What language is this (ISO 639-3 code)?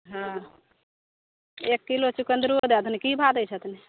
mai